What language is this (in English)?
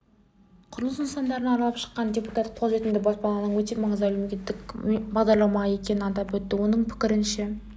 Kazakh